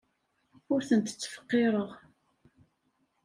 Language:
Kabyle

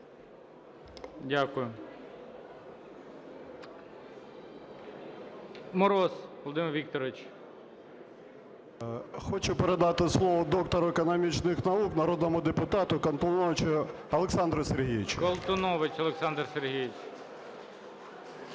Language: Ukrainian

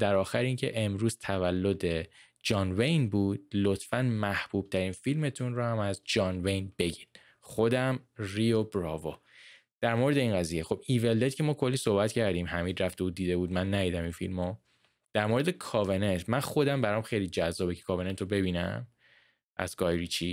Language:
Persian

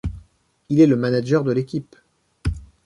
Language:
French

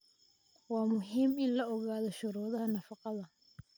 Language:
Somali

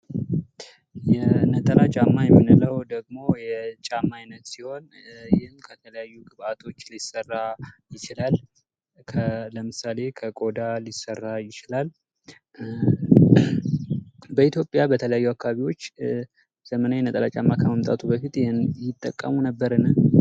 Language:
Amharic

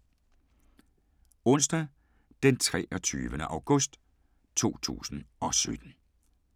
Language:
Danish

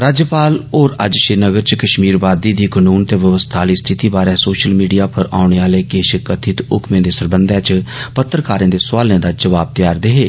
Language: Dogri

